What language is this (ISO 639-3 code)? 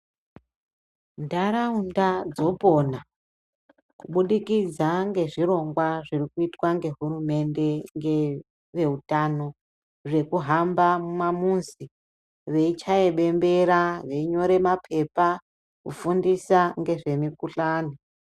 ndc